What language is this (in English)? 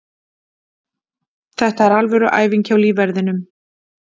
Icelandic